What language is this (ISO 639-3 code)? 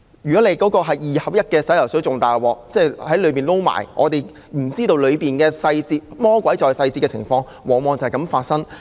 yue